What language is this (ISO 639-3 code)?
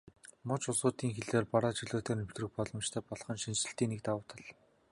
mon